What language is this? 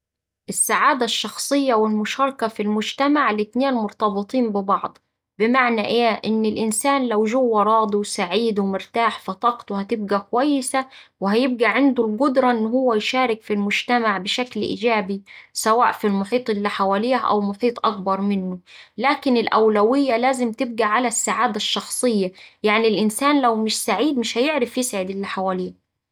Saidi Arabic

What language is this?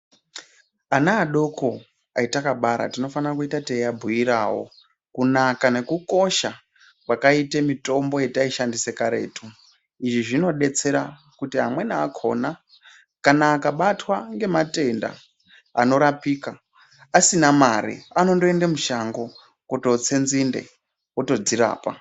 Ndau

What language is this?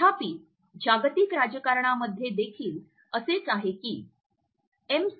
Marathi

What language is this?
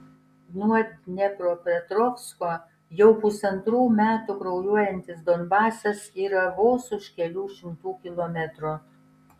Lithuanian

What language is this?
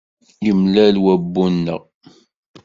Kabyle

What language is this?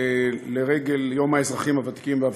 Hebrew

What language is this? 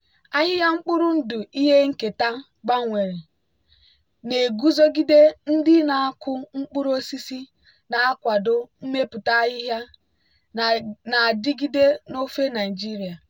Igbo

